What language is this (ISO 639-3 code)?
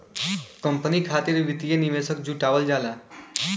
bho